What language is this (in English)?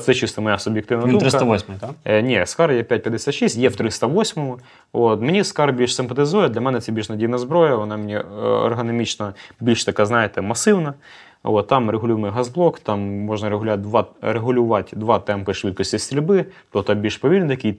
Ukrainian